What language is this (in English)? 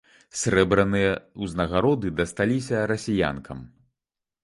Belarusian